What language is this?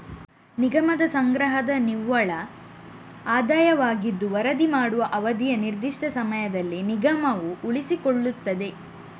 Kannada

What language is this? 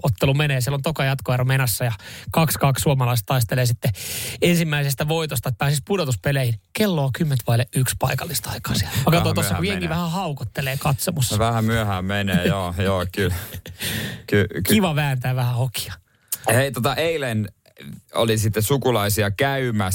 Finnish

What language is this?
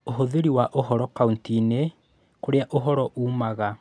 Kikuyu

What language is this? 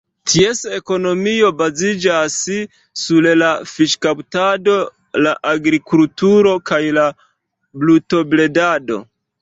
Esperanto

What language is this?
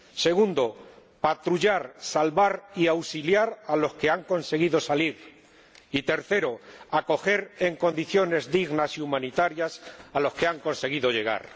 Spanish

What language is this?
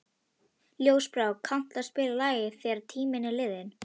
Icelandic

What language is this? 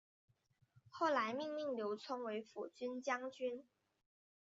Chinese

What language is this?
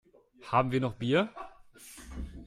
German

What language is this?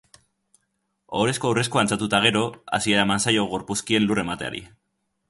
Basque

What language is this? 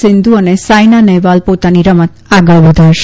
Gujarati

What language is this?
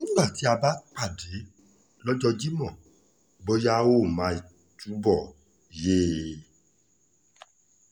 Yoruba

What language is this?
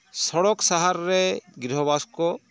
Santali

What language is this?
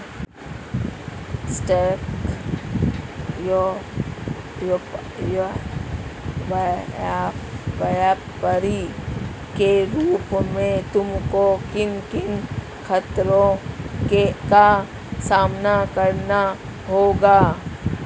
Hindi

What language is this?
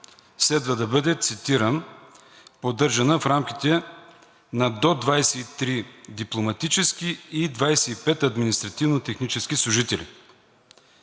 Bulgarian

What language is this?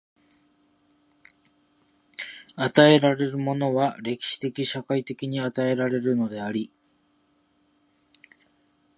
Japanese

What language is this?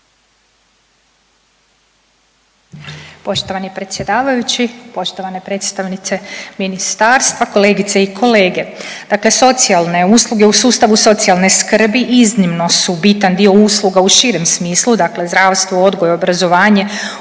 Croatian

